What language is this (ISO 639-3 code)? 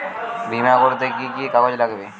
ben